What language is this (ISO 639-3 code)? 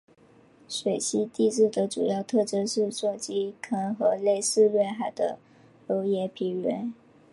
zho